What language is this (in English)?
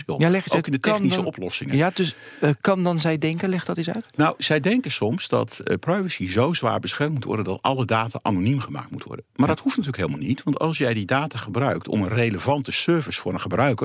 Dutch